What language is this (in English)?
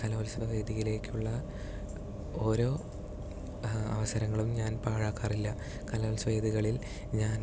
Malayalam